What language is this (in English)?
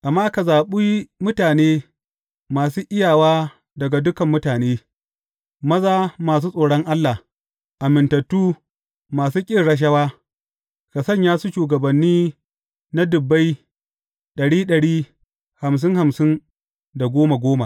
Hausa